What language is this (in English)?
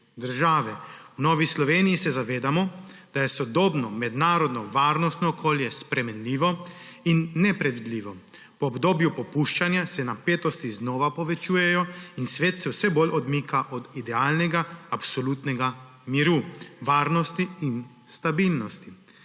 Slovenian